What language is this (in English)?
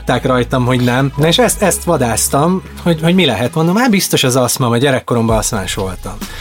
Hungarian